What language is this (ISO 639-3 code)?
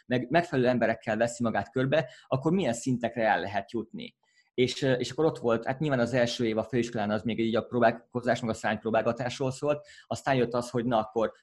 hun